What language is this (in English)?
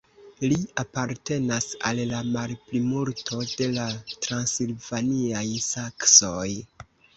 Esperanto